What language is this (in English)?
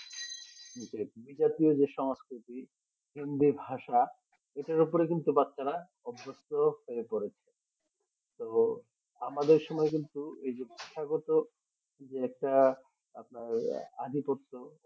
Bangla